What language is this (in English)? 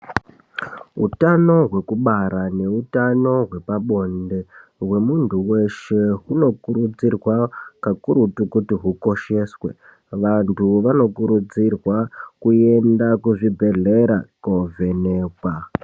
Ndau